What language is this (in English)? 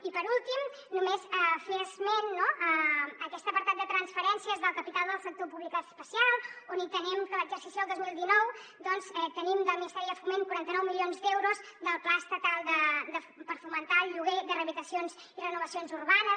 Catalan